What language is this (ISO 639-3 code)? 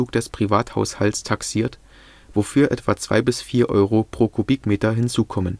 deu